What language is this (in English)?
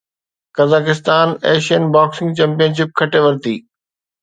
Sindhi